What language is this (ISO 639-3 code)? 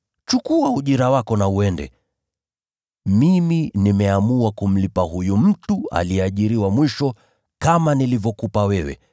swa